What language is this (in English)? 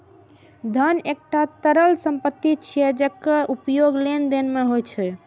Maithili